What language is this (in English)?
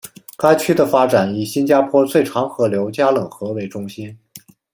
Chinese